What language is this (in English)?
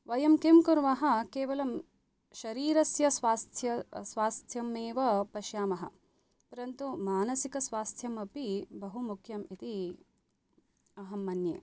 Sanskrit